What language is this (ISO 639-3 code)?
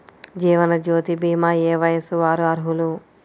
tel